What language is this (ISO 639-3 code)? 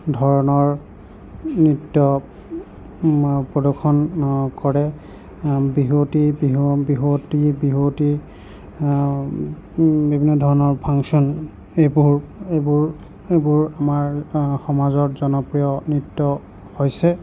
asm